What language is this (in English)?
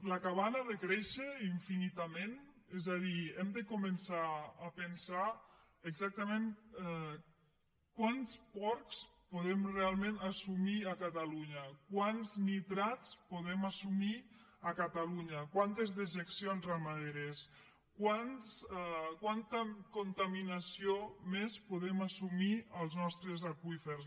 Catalan